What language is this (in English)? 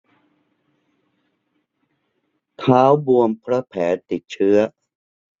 Thai